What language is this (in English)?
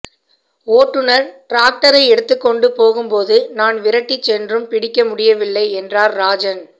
Tamil